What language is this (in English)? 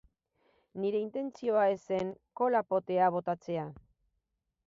Basque